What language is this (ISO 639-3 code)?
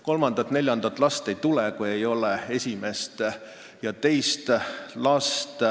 est